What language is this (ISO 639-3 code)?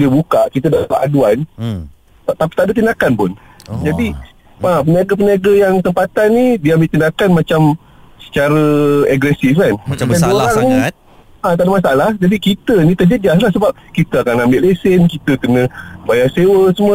msa